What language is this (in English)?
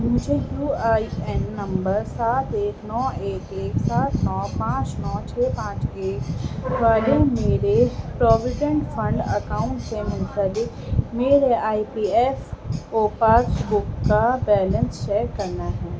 Urdu